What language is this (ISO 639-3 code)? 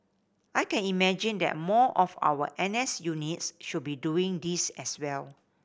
eng